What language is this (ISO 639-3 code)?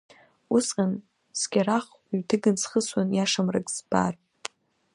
abk